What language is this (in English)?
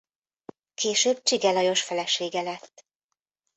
Hungarian